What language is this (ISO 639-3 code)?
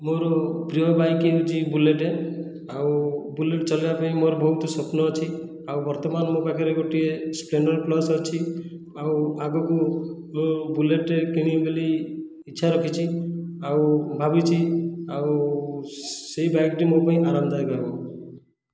ori